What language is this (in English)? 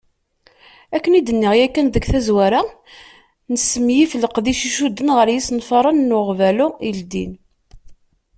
Kabyle